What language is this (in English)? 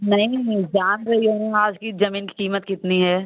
Hindi